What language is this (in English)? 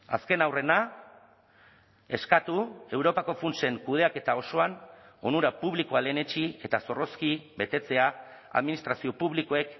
Basque